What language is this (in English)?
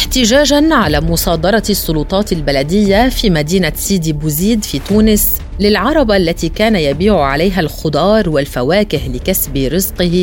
Arabic